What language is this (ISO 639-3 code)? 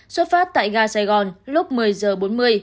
vie